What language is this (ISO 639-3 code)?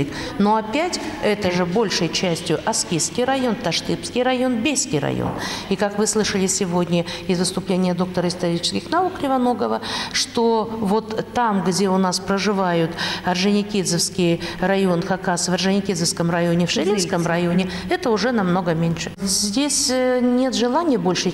rus